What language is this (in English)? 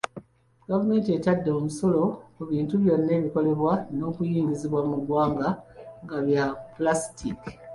Ganda